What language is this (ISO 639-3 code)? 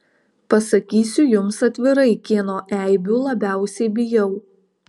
lit